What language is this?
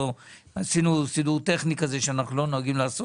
Hebrew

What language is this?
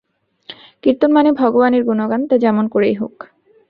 Bangla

